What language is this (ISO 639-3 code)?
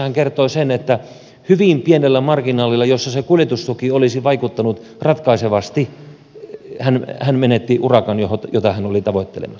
fin